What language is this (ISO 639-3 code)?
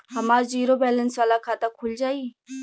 bho